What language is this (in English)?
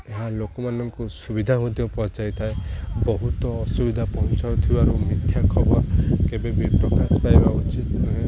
Odia